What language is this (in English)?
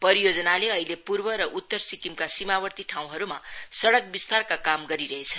Nepali